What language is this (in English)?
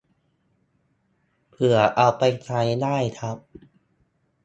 Thai